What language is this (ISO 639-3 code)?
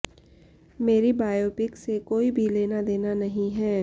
hin